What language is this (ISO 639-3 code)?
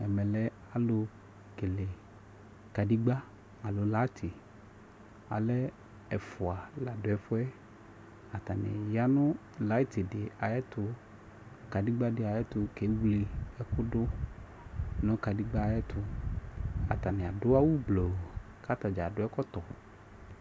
kpo